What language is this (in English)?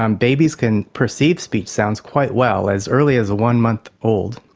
English